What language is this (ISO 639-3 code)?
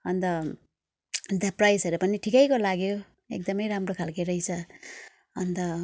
nep